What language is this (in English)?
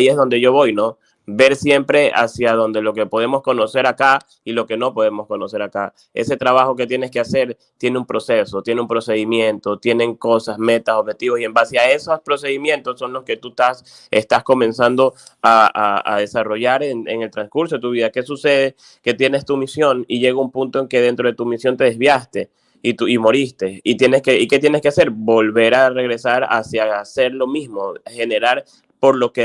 Spanish